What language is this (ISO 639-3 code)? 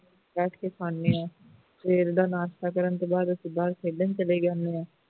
pan